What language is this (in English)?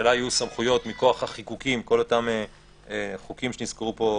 Hebrew